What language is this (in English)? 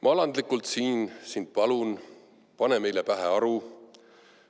Estonian